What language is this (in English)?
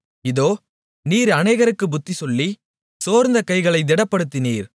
Tamil